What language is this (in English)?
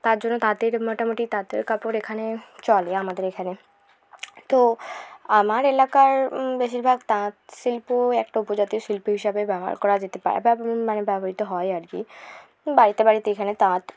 Bangla